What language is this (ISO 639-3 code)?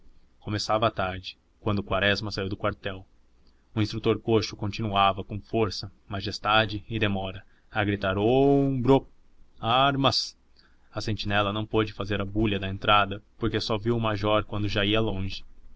por